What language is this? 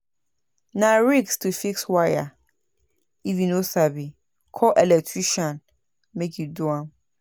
Nigerian Pidgin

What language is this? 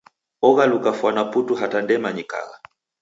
Taita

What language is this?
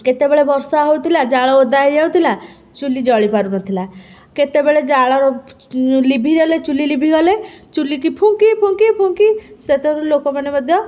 Odia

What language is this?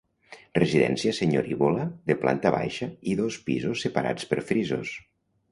Catalan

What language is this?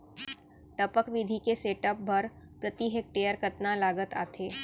Chhattisgarhi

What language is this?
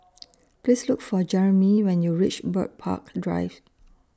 English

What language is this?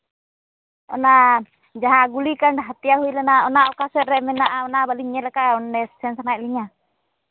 Santali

